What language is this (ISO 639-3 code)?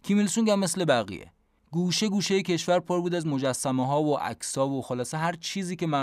fas